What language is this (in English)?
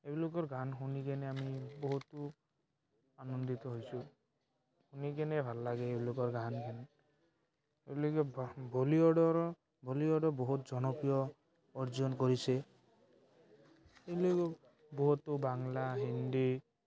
Assamese